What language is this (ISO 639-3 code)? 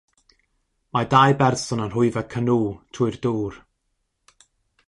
cym